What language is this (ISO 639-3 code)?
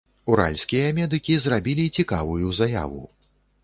bel